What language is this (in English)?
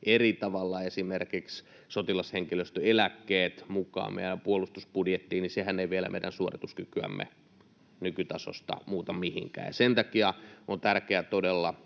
Finnish